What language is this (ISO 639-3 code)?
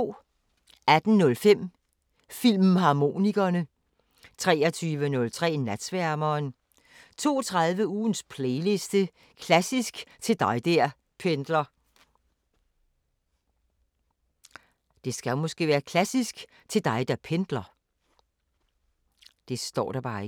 dan